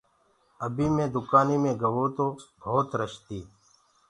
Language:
Gurgula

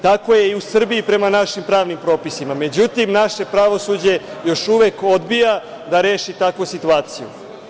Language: Serbian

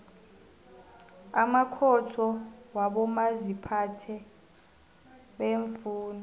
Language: South Ndebele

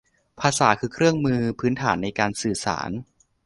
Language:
Thai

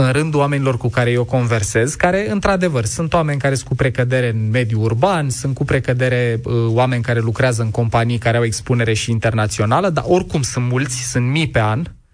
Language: Romanian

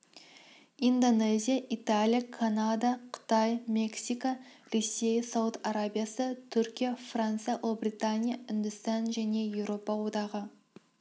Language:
Kazakh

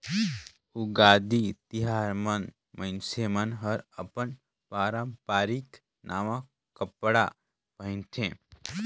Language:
Chhattisgarhi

